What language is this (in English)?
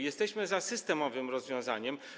Polish